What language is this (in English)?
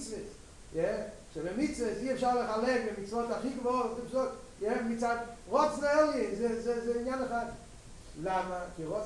Hebrew